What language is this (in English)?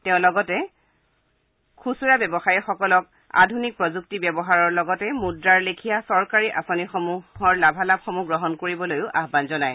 Assamese